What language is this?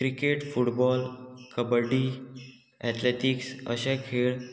Konkani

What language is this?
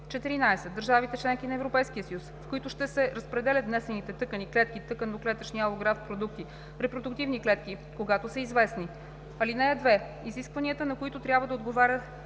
Bulgarian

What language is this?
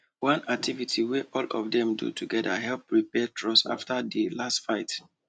Nigerian Pidgin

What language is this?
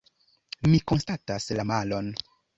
Esperanto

